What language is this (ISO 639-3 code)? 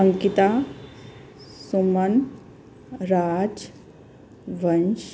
pan